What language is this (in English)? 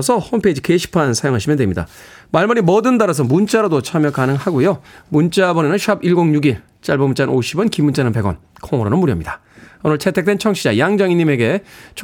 Korean